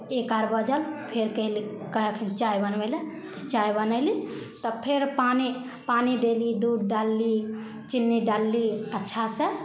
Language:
Maithili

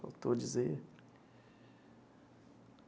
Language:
Portuguese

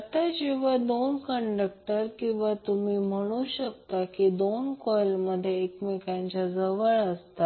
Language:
Marathi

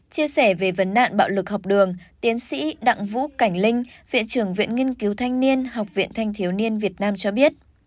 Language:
Vietnamese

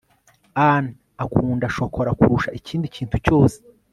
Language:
Kinyarwanda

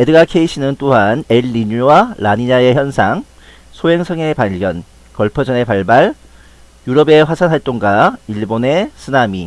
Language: Korean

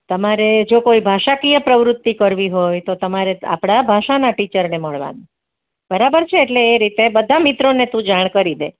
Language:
Gujarati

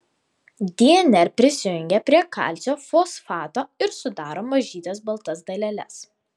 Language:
Lithuanian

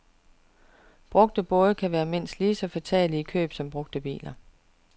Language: Danish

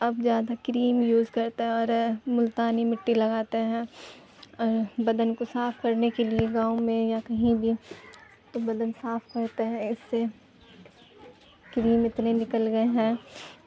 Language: Urdu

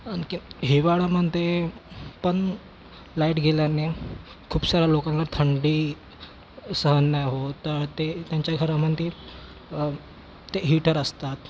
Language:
Marathi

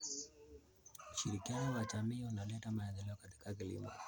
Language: Kalenjin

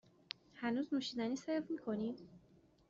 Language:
Persian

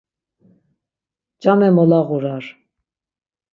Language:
Laz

